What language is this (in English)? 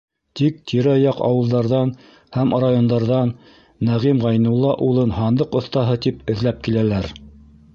Bashkir